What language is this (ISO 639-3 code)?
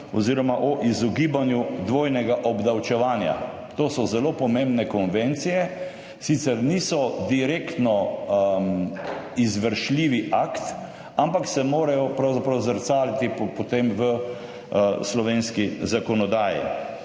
slv